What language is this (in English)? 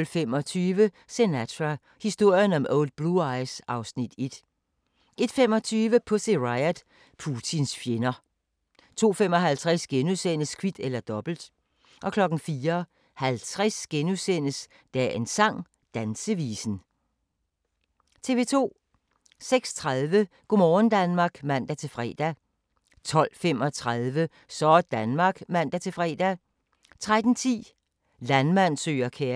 Danish